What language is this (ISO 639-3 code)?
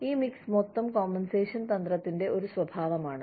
mal